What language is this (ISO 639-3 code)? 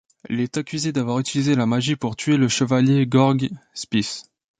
fra